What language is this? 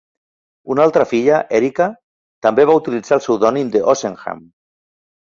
Catalan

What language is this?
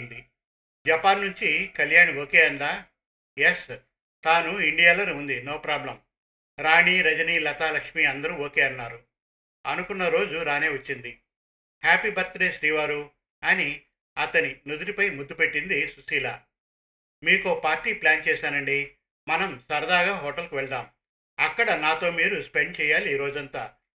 Telugu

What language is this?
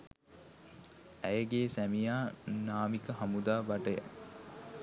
Sinhala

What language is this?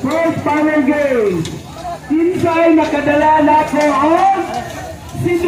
Indonesian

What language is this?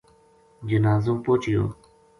Gujari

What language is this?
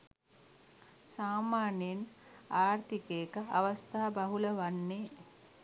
Sinhala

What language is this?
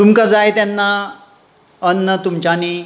Konkani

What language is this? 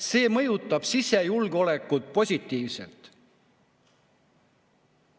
Estonian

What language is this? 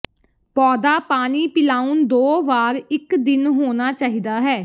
Punjabi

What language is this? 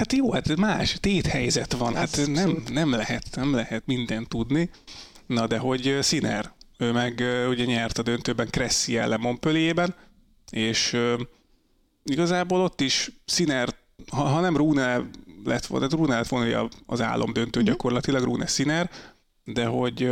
Hungarian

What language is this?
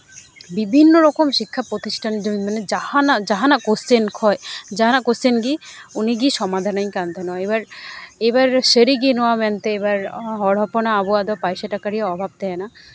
Santali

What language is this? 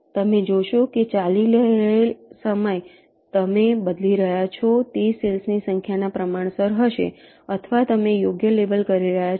Gujarati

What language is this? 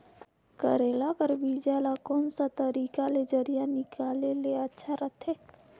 Chhattisgarhi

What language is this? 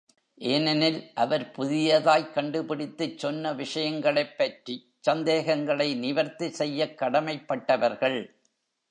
Tamil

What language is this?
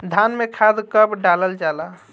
Bhojpuri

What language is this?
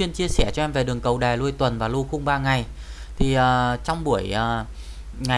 Vietnamese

